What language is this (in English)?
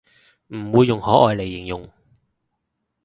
Cantonese